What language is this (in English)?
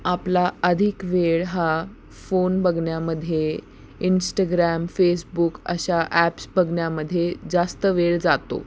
Marathi